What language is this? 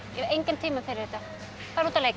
Icelandic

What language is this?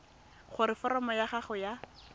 Tswana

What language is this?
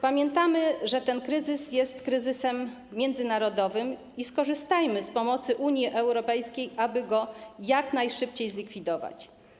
Polish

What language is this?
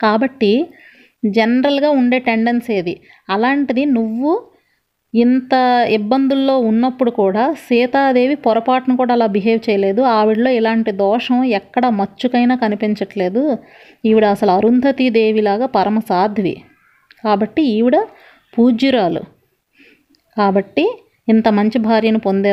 Telugu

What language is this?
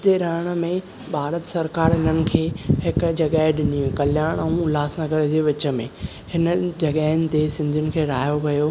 Sindhi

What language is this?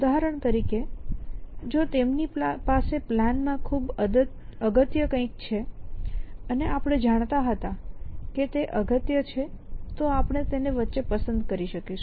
Gujarati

